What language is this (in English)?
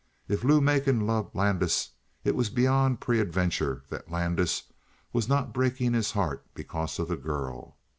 English